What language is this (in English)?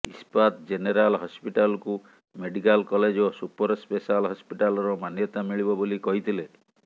Odia